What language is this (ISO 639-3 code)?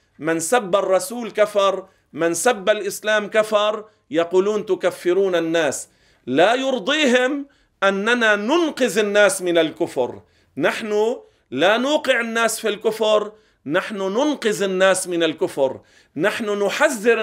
ara